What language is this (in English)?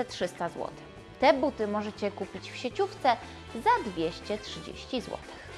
Polish